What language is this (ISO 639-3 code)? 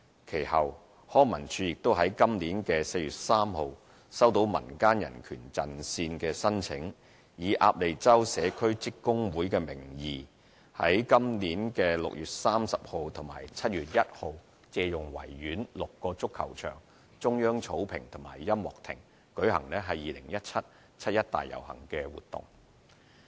yue